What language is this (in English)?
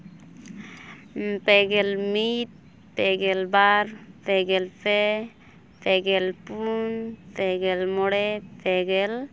Santali